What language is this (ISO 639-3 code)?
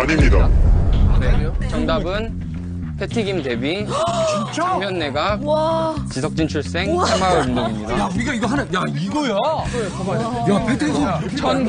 kor